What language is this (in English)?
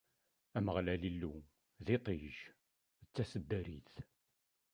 Kabyle